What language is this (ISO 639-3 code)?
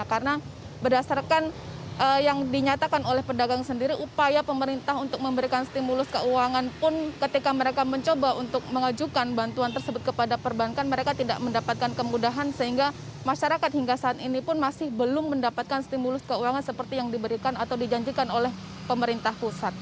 ind